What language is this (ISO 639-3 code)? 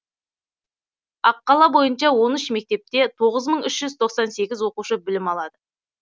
kaz